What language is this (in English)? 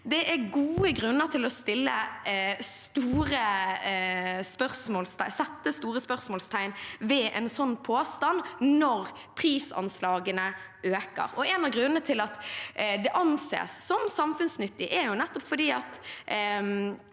Norwegian